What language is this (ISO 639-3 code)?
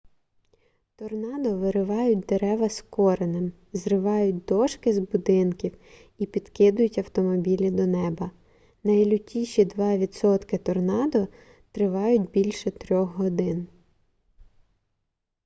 ukr